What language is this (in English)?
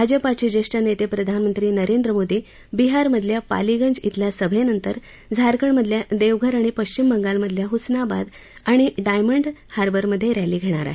Marathi